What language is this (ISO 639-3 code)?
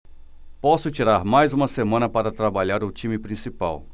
por